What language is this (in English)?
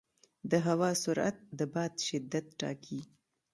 Pashto